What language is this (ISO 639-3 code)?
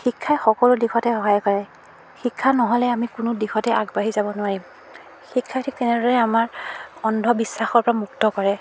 asm